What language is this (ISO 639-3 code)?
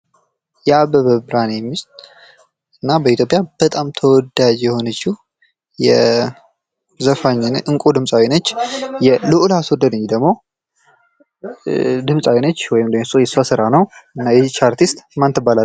amh